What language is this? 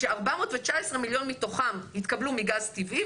Hebrew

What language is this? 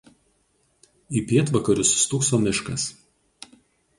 Lithuanian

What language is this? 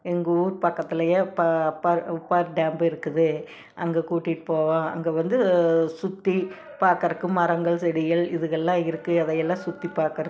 Tamil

